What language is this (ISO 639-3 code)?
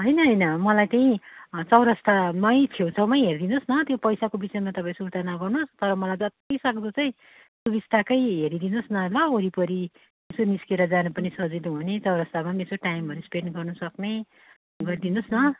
nep